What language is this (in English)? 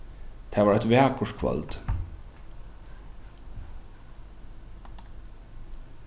Faroese